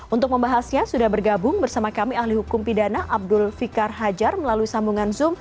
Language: Indonesian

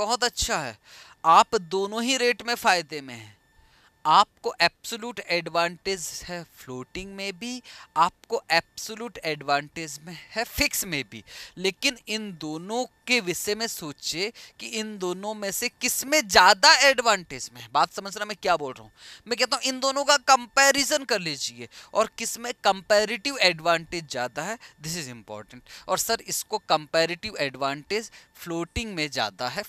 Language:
Hindi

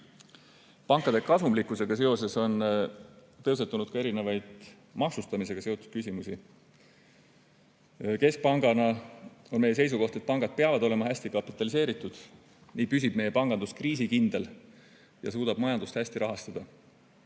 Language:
Estonian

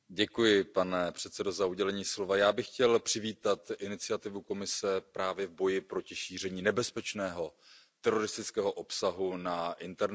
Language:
Czech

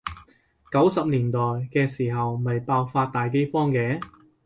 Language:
Cantonese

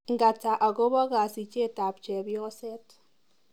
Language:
Kalenjin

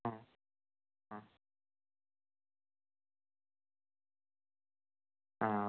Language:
Malayalam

